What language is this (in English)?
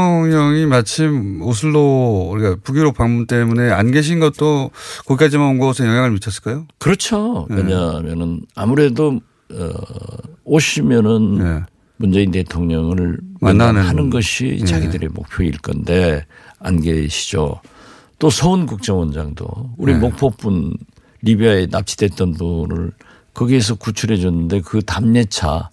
Korean